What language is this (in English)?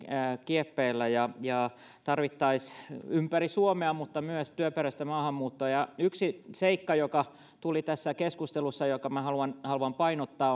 Finnish